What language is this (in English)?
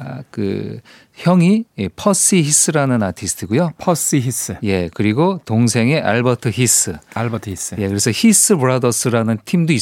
Korean